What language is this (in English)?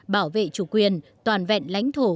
Vietnamese